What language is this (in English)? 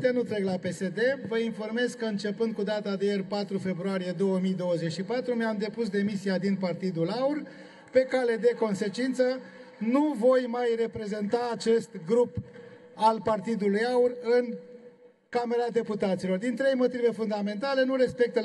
Romanian